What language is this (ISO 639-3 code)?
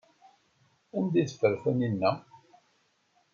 kab